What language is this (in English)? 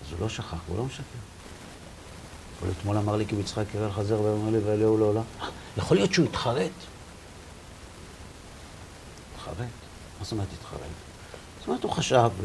Hebrew